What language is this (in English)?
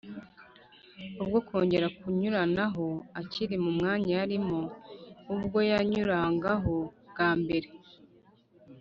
Kinyarwanda